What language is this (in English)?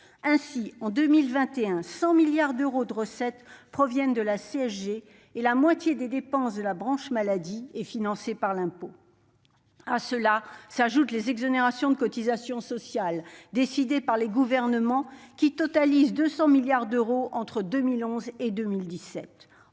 French